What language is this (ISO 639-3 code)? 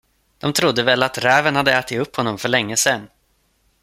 swe